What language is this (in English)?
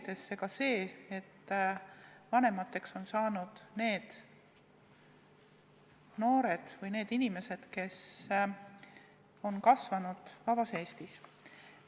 Estonian